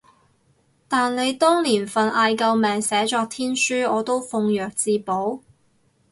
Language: Cantonese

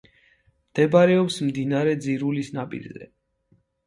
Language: Georgian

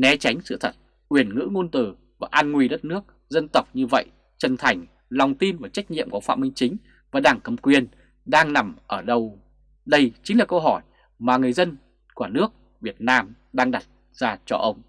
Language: Vietnamese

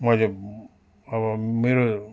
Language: Nepali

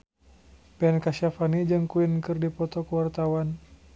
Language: Sundanese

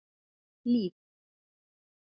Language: Icelandic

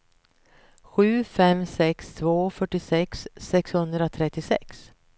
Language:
Swedish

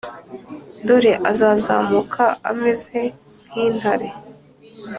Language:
Kinyarwanda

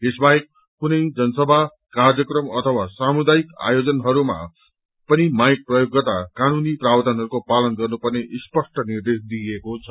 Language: Nepali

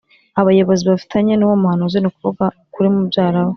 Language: Kinyarwanda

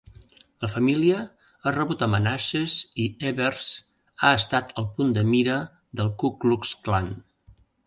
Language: Catalan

